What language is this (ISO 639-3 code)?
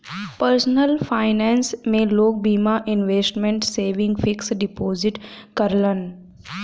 bho